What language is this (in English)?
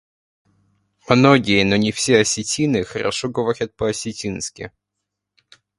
Russian